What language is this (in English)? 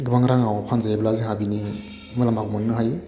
Bodo